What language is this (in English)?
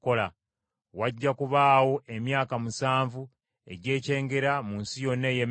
Ganda